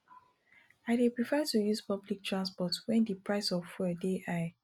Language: Nigerian Pidgin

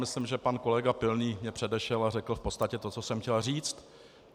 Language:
Czech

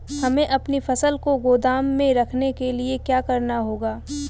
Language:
Hindi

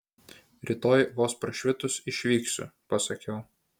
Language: Lithuanian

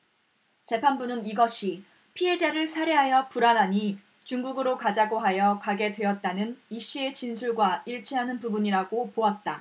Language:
Korean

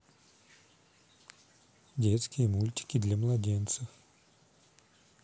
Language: Russian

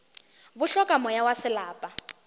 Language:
Northern Sotho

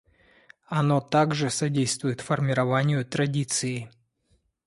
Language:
Russian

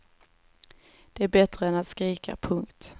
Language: Swedish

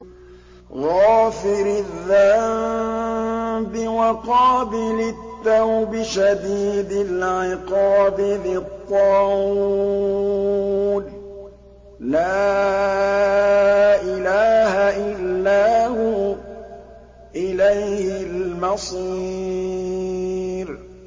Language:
Arabic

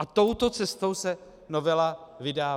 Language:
Czech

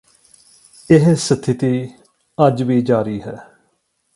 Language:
Punjabi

